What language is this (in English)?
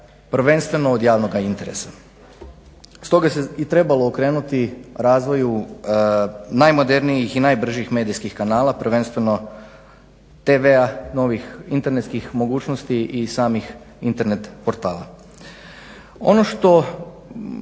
Croatian